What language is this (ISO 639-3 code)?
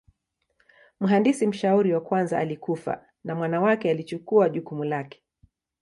swa